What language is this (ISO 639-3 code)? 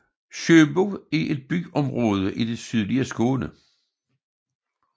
dan